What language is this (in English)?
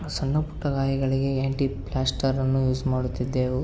Kannada